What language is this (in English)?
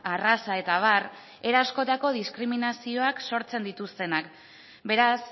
Basque